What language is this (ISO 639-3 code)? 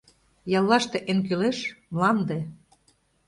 chm